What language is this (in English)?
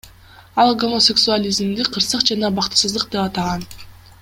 Kyrgyz